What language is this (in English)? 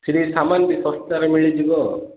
Odia